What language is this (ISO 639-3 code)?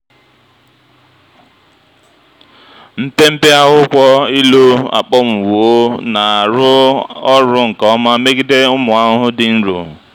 ibo